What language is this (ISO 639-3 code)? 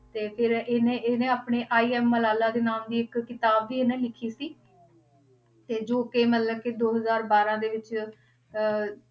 pan